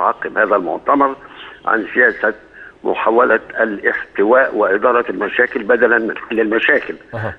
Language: Arabic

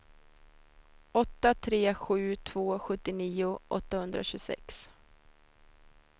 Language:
Swedish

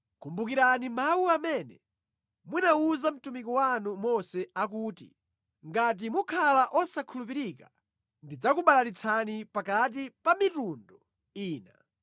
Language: Nyanja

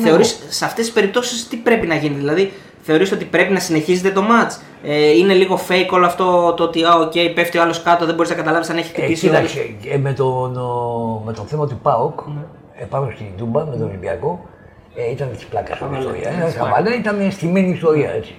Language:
Greek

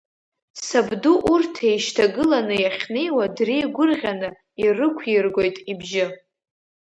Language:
Abkhazian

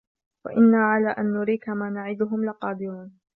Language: Arabic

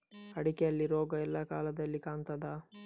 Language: Kannada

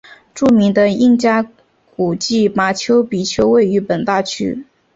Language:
Chinese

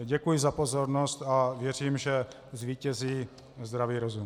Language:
Czech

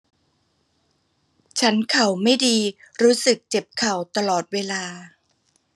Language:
Thai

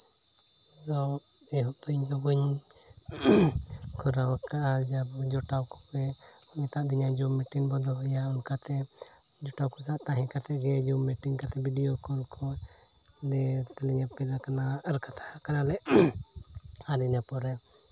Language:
Santali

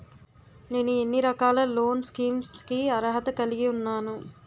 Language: Telugu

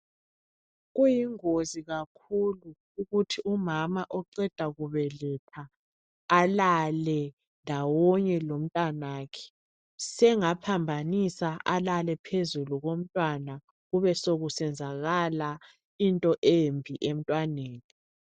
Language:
North Ndebele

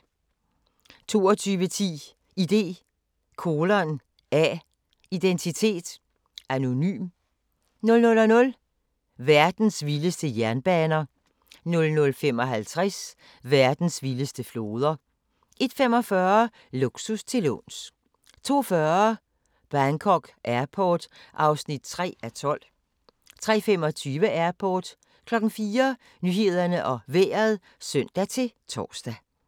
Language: Danish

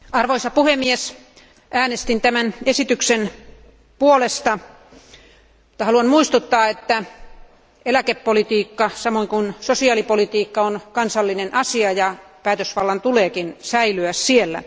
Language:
Finnish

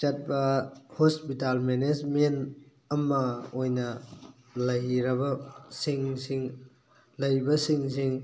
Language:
Manipuri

